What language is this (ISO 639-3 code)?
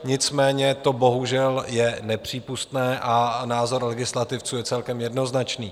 ces